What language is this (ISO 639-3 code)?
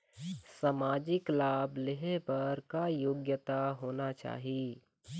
hne